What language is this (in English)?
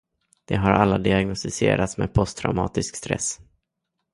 Swedish